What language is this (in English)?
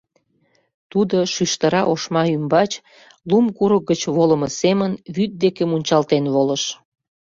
Mari